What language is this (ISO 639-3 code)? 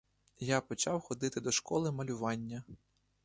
ukr